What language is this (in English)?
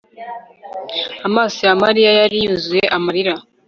Kinyarwanda